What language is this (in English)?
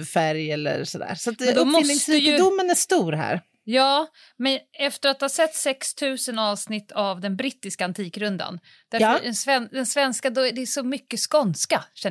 Swedish